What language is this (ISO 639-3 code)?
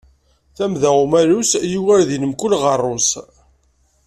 kab